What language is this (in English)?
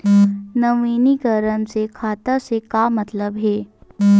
Chhattisgarhi